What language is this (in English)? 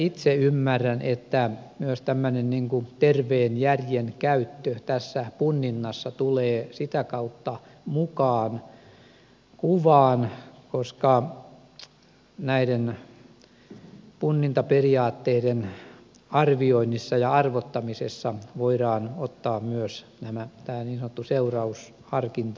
Finnish